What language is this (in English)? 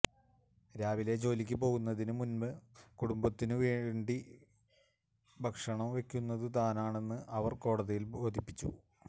Malayalam